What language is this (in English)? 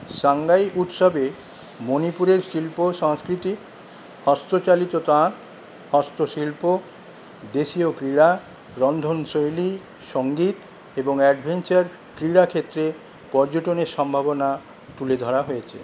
Bangla